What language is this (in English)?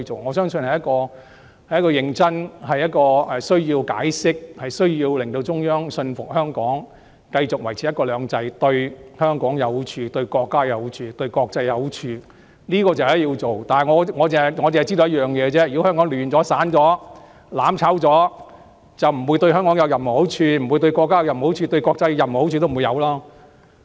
Cantonese